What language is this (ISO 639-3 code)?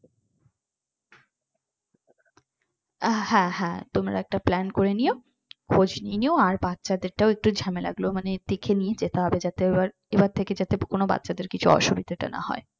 ben